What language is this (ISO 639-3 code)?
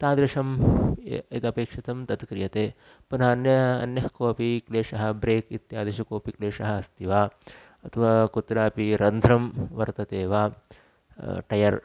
san